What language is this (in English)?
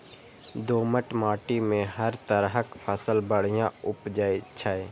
Maithili